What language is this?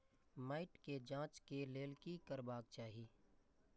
Maithili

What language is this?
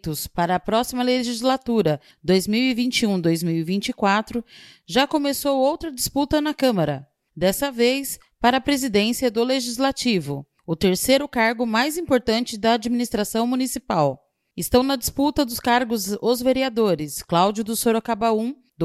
Portuguese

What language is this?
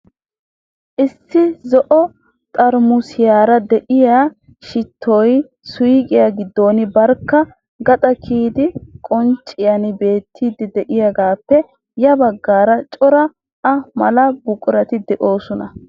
Wolaytta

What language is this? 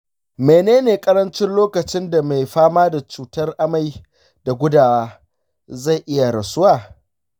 Hausa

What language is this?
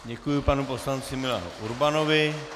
Czech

